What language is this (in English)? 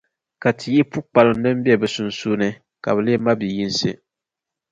Dagbani